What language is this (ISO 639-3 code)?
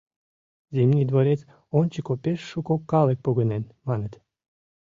chm